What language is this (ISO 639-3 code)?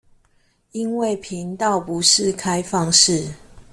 zho